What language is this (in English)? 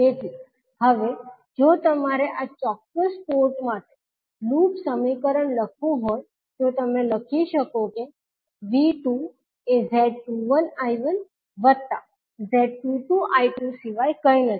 Gujarati